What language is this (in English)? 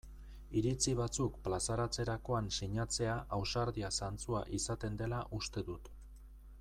Basque